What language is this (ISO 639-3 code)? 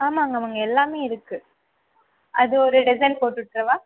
tam